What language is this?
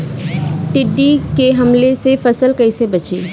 Bhojpuri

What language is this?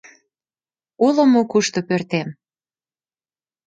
Mari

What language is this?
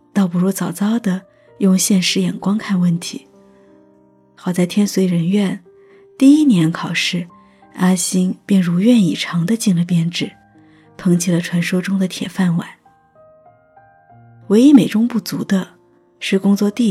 Chinese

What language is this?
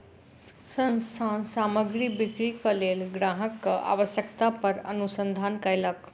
Maithili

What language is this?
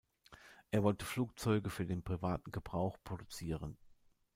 German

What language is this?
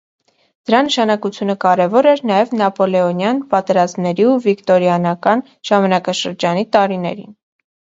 Armenian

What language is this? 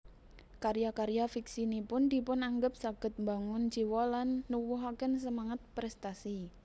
Javanese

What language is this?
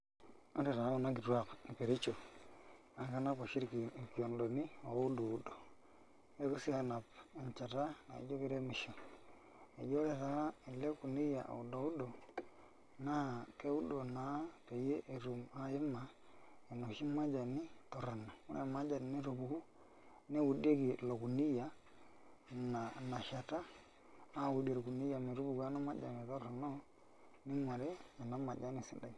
Masai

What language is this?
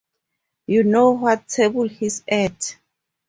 English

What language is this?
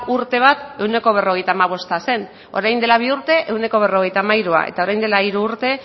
Basque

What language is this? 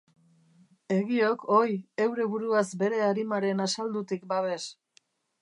Basque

